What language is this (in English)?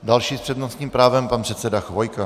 Czech